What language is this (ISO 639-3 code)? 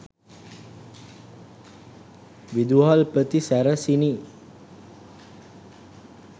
sin